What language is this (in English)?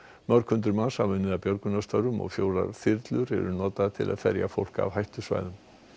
Icelandic